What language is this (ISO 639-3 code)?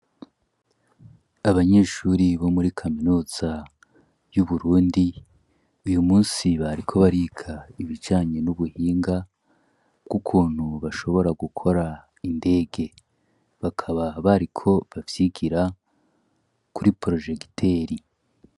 run